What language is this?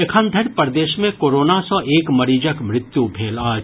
Maithili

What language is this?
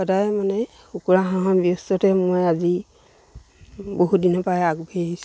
Assamese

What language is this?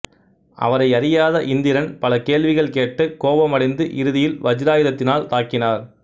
Tamil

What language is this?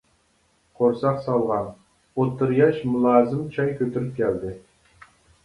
Uyghur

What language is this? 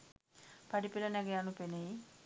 Sinhala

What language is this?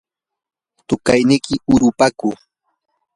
Yanahuanca Pasco Quechua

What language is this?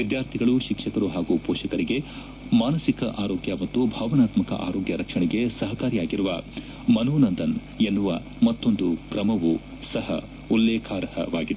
Kannada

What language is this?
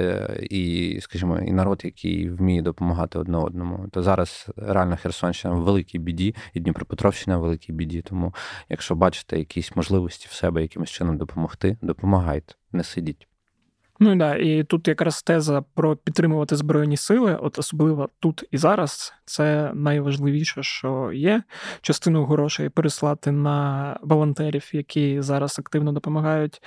Ukrainian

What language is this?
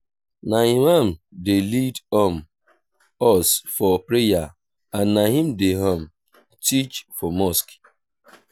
Nigerian Pidgin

